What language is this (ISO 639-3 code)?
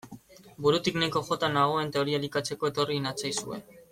eus